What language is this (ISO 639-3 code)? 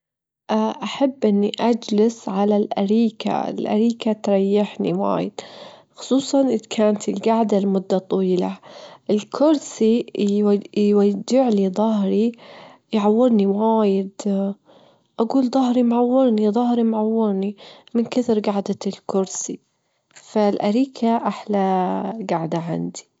afb